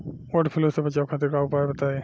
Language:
Bhojpuri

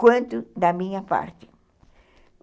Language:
Portuguese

